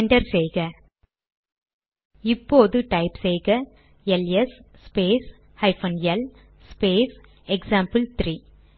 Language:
Tamil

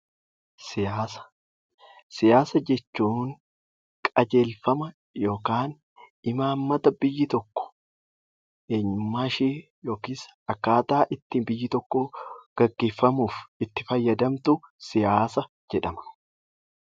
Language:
Oromo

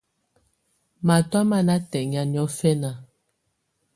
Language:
Tunen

